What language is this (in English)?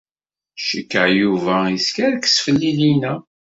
Kabyle